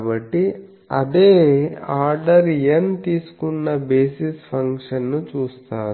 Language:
Telugu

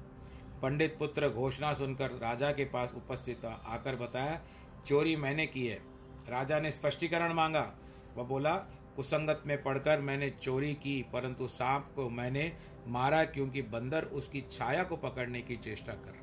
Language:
Hindi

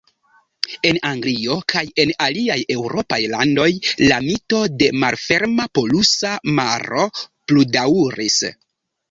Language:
Esperanto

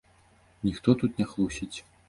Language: Belarusian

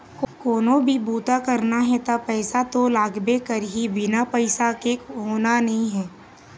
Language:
Chhattisgarhi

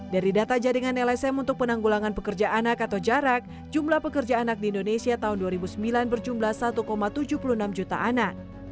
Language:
Indonesian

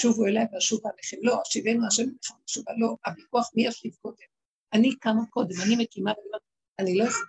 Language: Hebrew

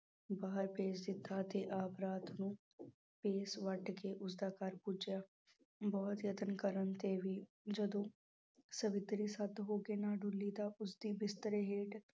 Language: Punjabi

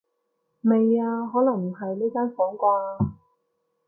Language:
Cantonese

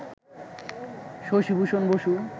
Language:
Bangla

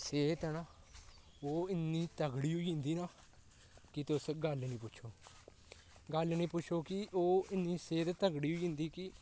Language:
Dogri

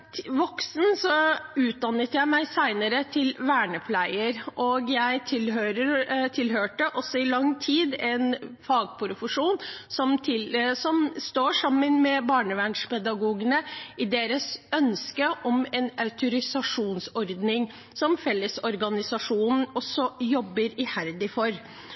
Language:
Norwegian Bokmål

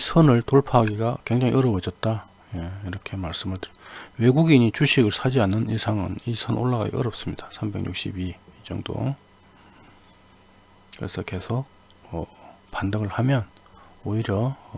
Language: Korean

